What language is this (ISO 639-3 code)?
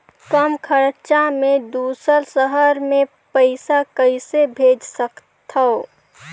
hne